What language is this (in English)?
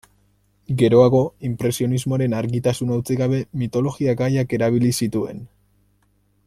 Basque